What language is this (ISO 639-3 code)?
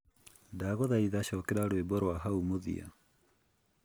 kik